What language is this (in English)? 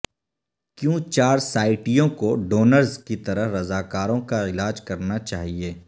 Urdu